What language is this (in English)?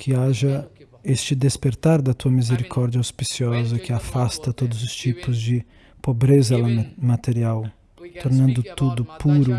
Portuguese